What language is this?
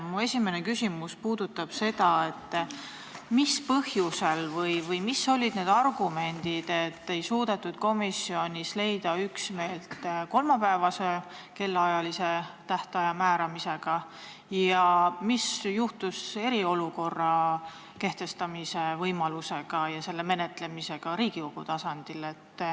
Estonian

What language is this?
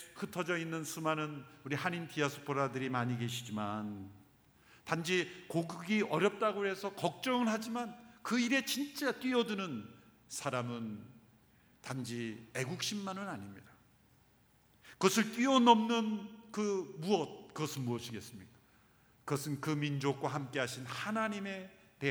Korean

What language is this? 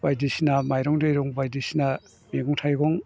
Bodo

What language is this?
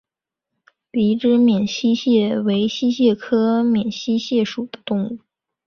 Chinese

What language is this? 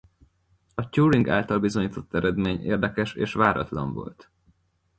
Hungarian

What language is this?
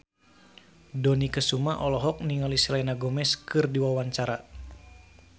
Sundanese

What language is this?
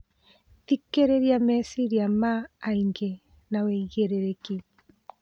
Kikuyu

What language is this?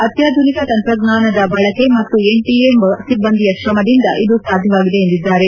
Kannada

